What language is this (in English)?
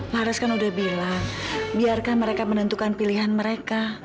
Indonesian